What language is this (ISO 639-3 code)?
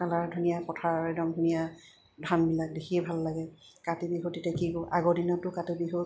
asm